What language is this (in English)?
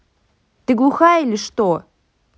Russian